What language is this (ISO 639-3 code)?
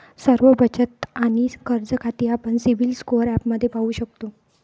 mar